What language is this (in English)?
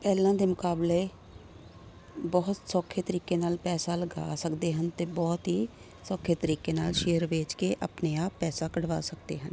Punjabi